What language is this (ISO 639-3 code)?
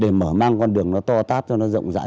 vie